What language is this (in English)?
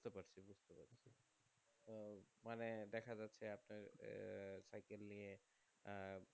Bangla